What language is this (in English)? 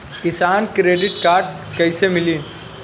Bhojpuri